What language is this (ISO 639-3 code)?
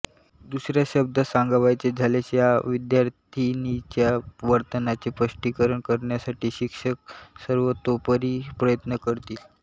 mar